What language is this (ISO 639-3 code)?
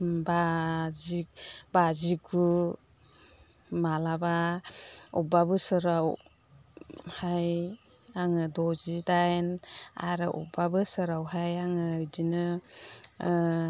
brx